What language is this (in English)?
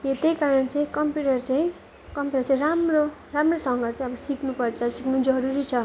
Nepali